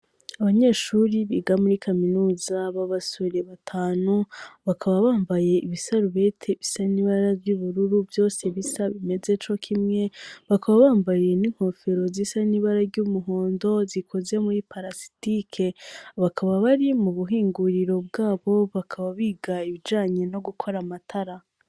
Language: Rundi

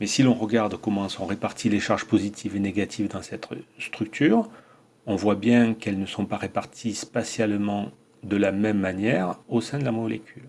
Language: French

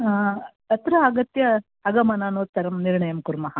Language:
Sanskrit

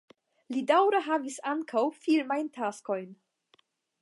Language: Esperanto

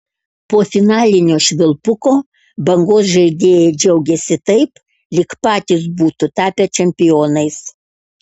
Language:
Lithuanian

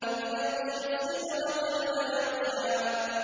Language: Arabic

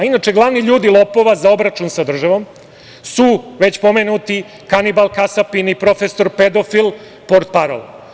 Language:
Serbian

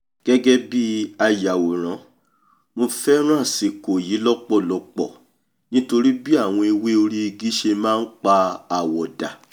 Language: Yoruba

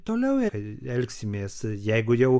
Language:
Lithuanian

